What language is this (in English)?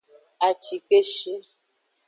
Aja (Benin)